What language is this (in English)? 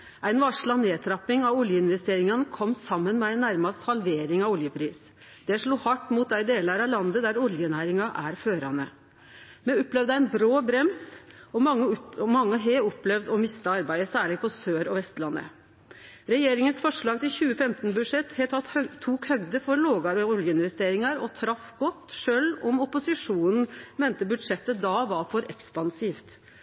Norwegian Nynorsk